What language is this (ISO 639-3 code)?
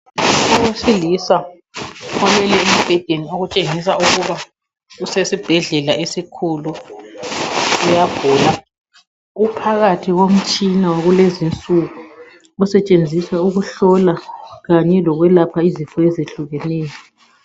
nde